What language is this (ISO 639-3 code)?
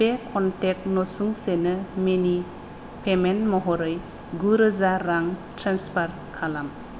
brx